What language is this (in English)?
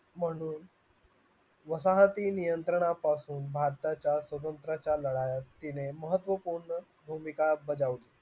Marathi